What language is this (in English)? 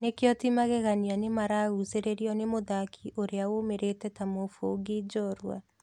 Kikuyu